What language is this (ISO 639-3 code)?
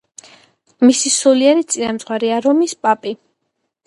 kat